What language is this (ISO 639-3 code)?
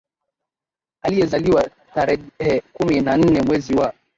swa